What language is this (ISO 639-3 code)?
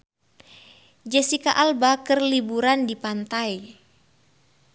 sun